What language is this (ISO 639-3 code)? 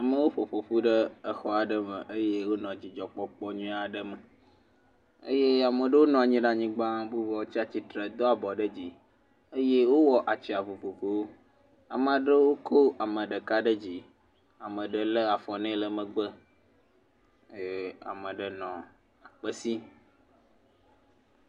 ewe